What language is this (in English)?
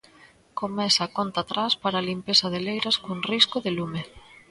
Galician